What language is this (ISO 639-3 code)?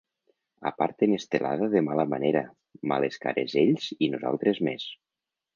cat